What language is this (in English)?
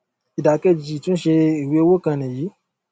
Yoruba